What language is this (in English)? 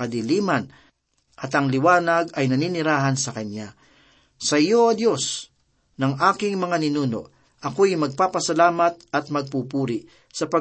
Filipino